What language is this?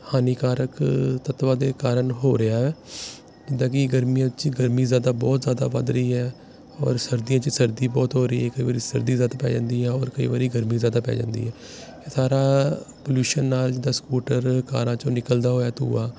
Punjabi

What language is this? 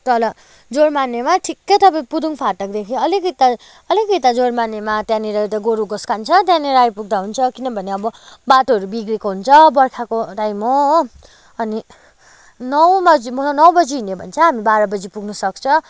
Nepali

